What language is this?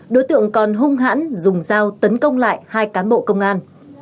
Vietnamese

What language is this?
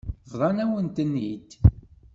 Kabyle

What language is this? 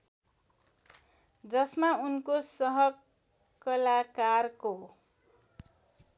Nepali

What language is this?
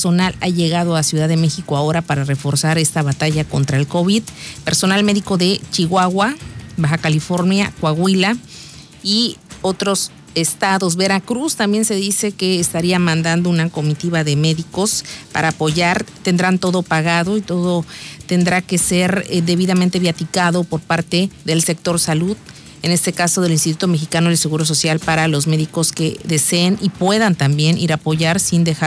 Spanish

